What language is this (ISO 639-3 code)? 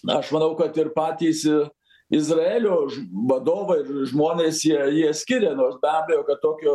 lit